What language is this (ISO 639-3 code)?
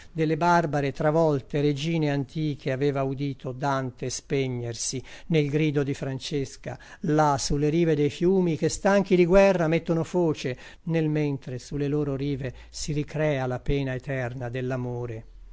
ita